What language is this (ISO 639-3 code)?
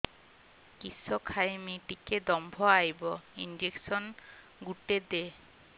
ori